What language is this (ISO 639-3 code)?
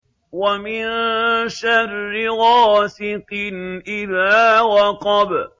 ara